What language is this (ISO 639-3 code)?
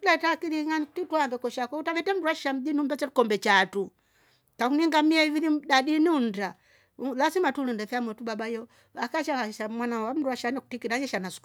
rof